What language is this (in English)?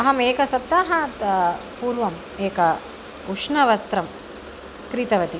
Sanskrit